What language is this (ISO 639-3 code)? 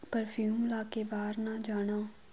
pan